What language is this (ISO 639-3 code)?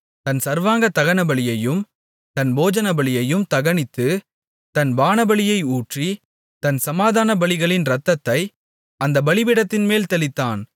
tam